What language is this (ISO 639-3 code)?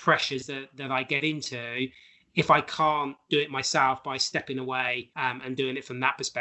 eng